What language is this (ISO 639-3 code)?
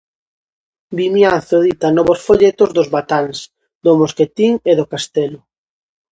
glg